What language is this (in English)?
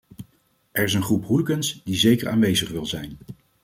Dutch